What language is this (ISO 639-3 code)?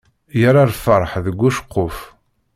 kab